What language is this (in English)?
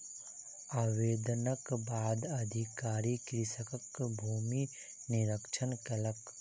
Maithili